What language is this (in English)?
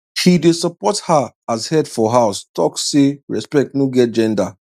Nigerian Pidgin